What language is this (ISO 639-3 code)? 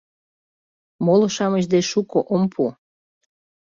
chm